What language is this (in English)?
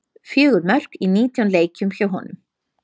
Icelandic